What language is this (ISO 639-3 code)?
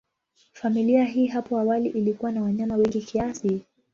swa